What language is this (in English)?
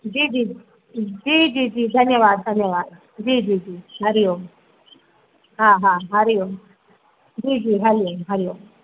Sindhi